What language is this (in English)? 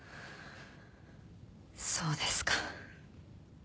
Japanese